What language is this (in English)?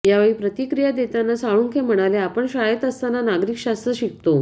Marathi